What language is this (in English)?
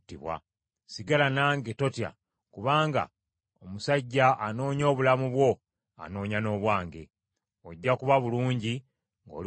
Ganda